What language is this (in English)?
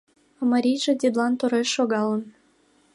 Mari